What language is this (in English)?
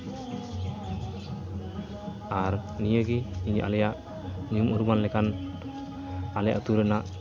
Santali